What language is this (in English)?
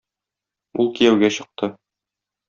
Tatar